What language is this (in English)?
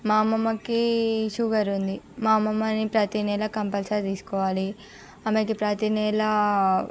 Telugu